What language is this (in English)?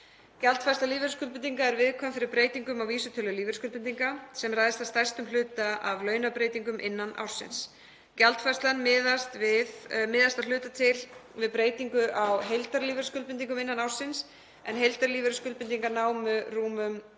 Icelandic